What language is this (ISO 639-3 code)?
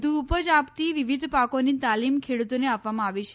guj